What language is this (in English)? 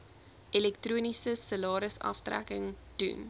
Afrikaans